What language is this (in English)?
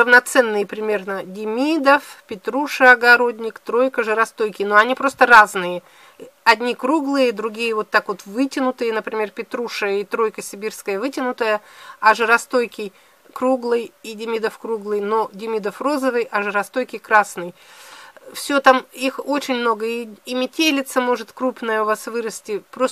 Russian